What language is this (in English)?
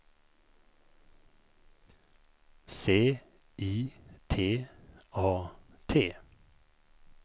Swedish